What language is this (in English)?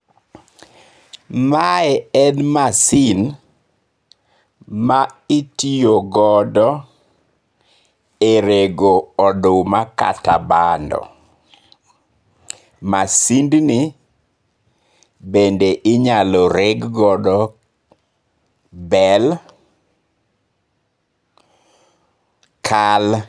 Luo (Kenya and Tanzania)